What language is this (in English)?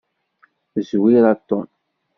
Kabyle